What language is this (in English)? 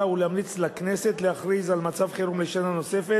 Hebrew